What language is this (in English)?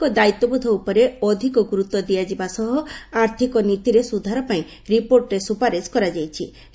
Odia